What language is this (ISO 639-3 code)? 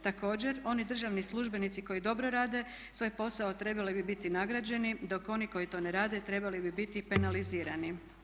hrv